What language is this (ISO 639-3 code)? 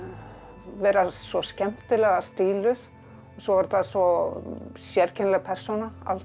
isl